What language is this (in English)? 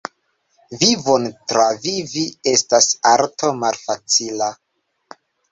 Esperanto